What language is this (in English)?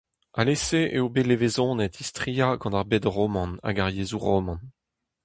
Breton